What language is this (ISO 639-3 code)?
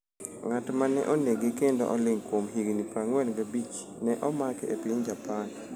luo